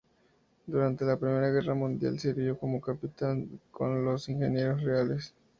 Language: Spanish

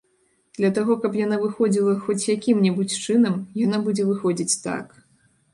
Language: Belarusian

